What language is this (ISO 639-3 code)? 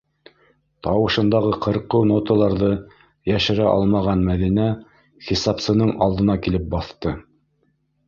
bak